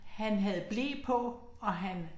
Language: Danish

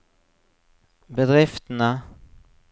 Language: Norwegian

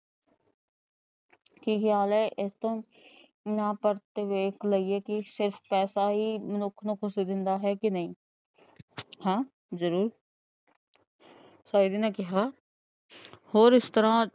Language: Punjabi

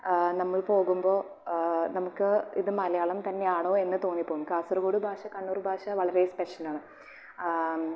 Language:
Malayalam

